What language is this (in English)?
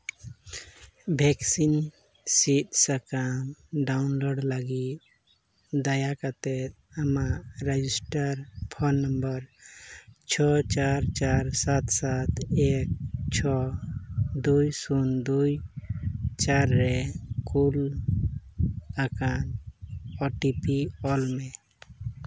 Santali